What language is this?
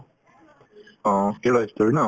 Assamese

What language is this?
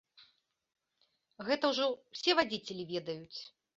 Belarusian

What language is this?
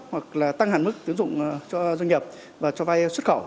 Vietnamese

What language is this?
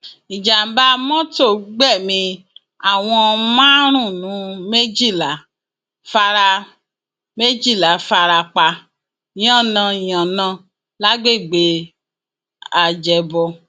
Yoruba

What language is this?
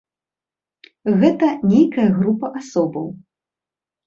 Belarusian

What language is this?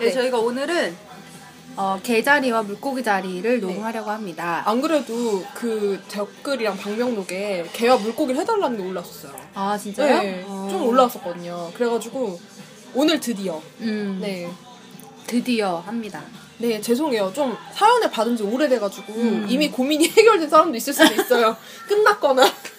Korean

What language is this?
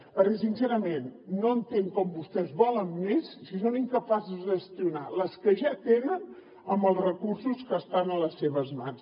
Catalan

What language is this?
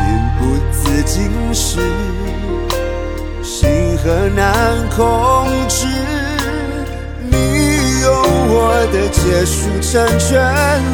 Chinese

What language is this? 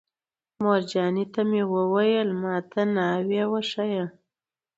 Pashto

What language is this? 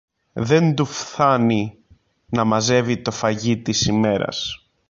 Greek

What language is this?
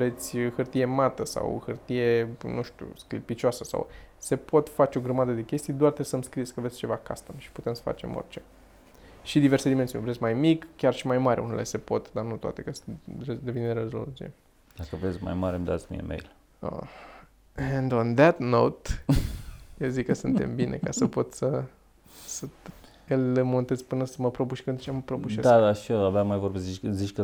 Romanian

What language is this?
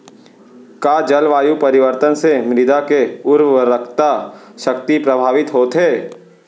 Chhattisgarhi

